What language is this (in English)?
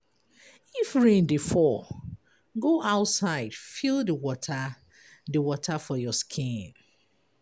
Nigerian Pidgin